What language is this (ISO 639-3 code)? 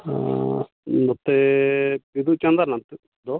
sat